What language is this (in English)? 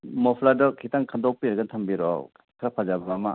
Manipuri